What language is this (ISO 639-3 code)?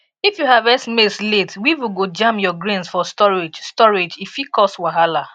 pcm